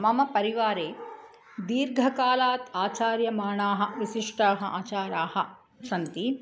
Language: Sanskrit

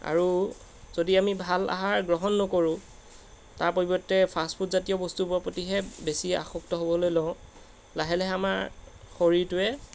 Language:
Assamese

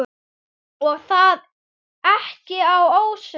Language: Icelandic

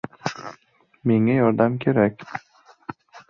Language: Uzbek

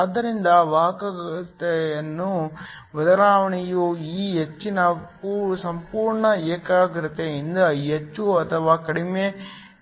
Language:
Kannada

